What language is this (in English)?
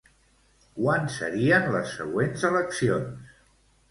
Catalan